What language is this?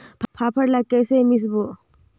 Chhattisgarhi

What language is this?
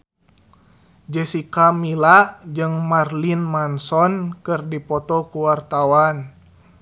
Sundanese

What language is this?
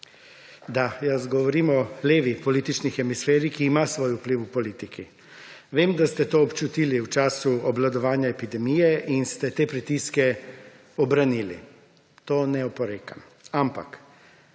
Slovenian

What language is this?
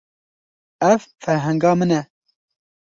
Kurdish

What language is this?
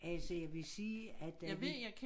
Danish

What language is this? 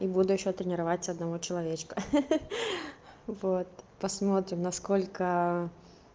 Russian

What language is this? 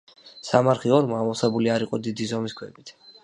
Georgian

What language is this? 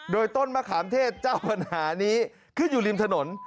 Thai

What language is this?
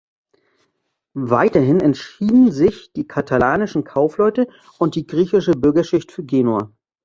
German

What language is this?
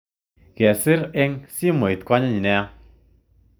Kalenjin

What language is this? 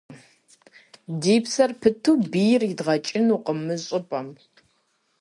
Kabardian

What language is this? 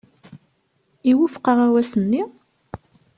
Kabyle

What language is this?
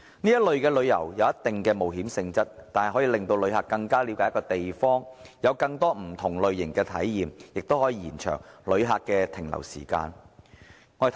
Cantonese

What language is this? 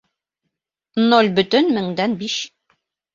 Bashkir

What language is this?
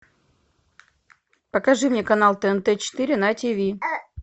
Russian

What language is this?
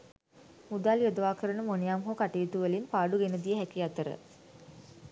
Sinhala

